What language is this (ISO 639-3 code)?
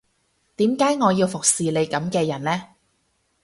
yue